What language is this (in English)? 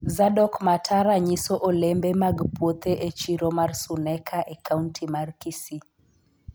Luo (Kenya and Tanzania)